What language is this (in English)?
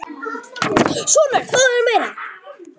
Icelandic